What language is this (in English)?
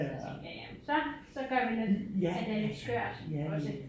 Danish